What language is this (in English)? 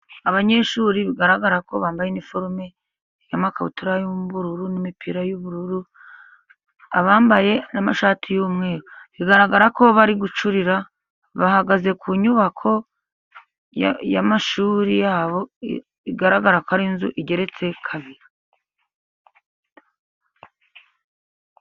Kinyarwanda